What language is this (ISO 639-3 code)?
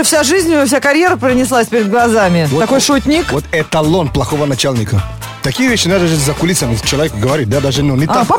rus